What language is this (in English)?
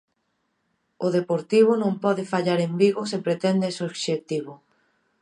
Galician